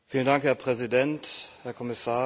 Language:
German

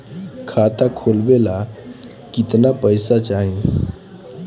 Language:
Bhojpuri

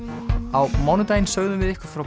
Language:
Icelandic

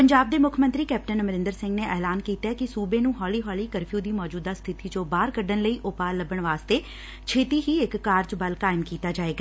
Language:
Punjabi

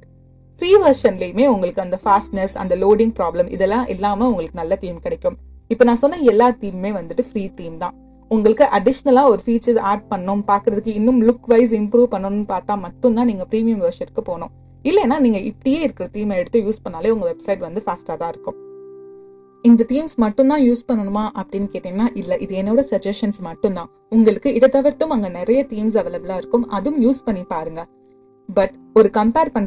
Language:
Tamil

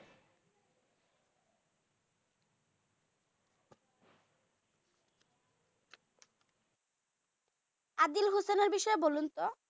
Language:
Bangla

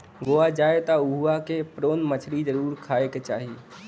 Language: Bhojpuri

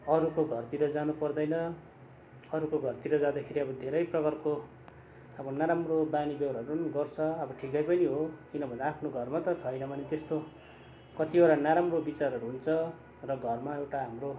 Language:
Nepali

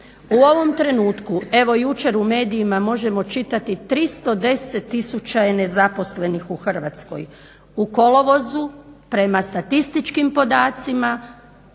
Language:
Croatian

